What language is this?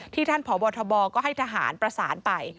Thai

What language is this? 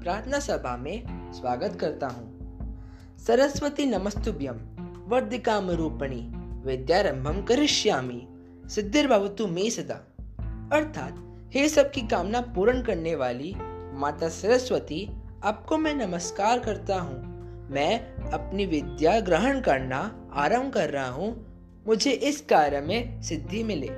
Hindi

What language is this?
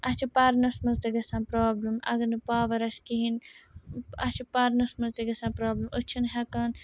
Kashmiri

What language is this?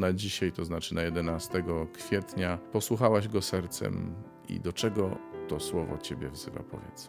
Polish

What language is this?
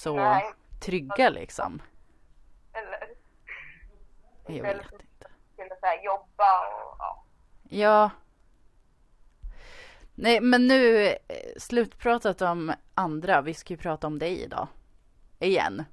Swedish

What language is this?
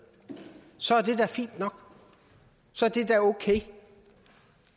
Danish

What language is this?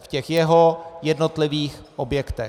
Czech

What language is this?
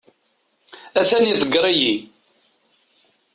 Kabyle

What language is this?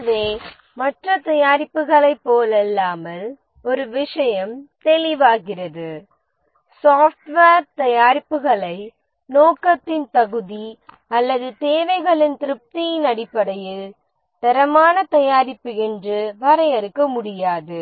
Tamil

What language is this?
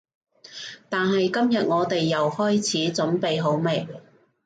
Cantonese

